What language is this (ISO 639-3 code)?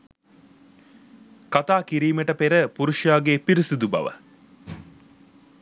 sin